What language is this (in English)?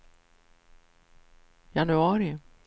Swedish